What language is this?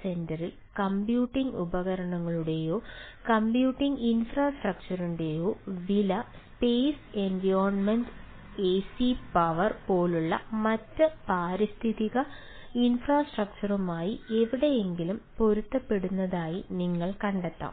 Malayalam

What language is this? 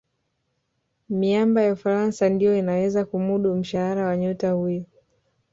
Swahili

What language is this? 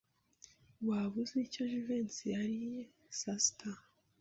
Kinyarwanda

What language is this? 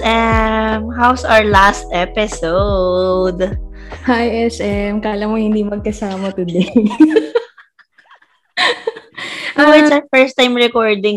Filipino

